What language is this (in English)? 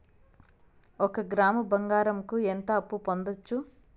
Telugu